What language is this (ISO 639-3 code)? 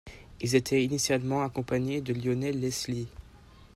fra